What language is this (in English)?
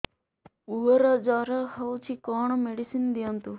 Odia